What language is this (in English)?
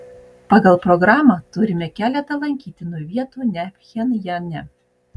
Lithuanian